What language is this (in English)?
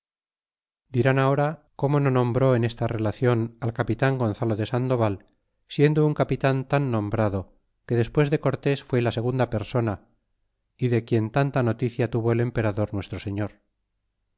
Spanish